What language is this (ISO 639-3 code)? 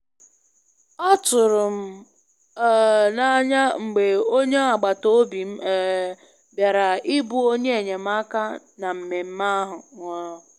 ibo